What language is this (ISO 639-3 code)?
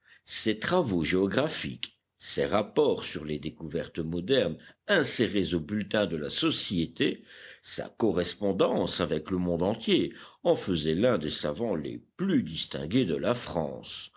fra